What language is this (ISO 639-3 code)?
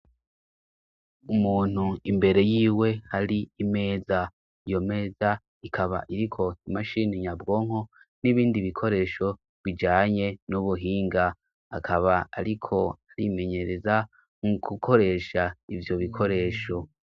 run